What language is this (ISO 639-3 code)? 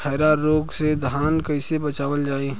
bho